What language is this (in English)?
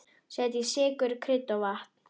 Icelandic